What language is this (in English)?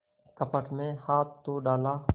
Hindi